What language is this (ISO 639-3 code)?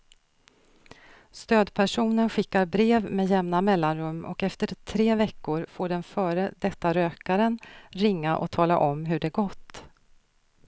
swe